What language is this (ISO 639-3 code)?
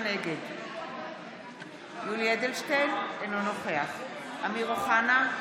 heb